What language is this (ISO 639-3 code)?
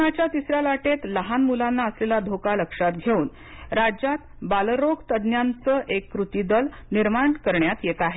mar